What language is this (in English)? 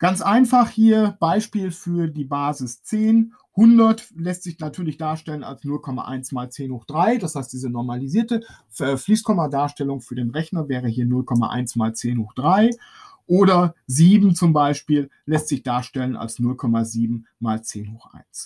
German